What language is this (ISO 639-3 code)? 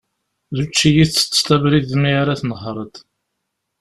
kab